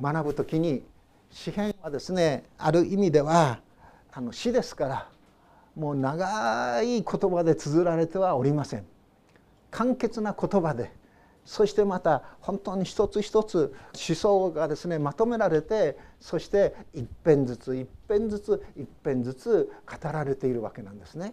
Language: Japanese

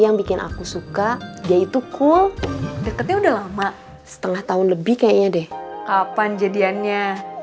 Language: Indonesian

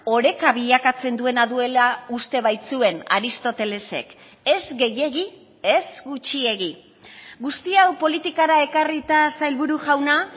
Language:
Basque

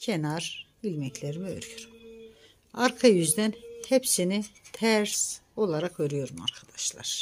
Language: Turkish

